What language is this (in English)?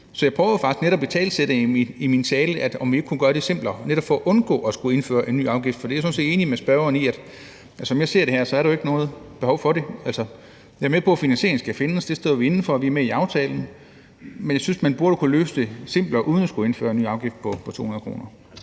Danish